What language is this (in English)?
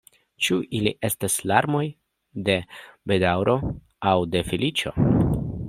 Esperanto